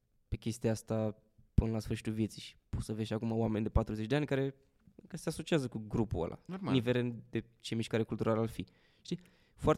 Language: Romanian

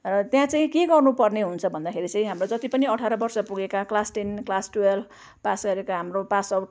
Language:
Nepali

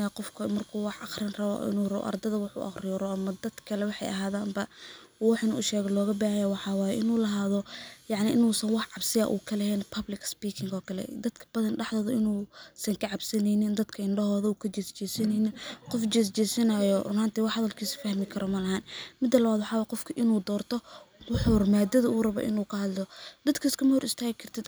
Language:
Somali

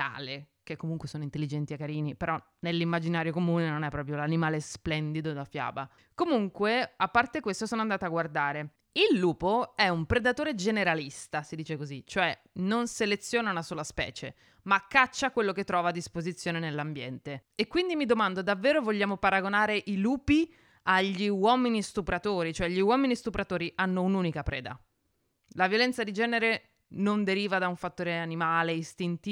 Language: Italian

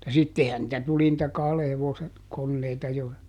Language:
Finnish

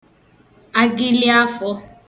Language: Igbo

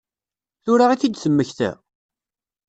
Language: Kabyle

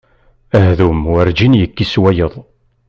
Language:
Kabyle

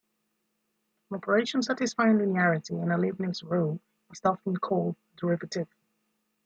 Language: English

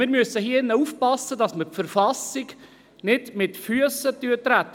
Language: Swiss German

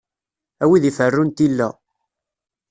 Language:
Kabyle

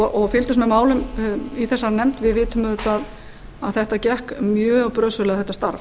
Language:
Icelandic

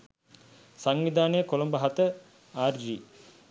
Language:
Sinhala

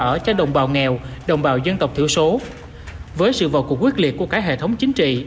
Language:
Vietnamese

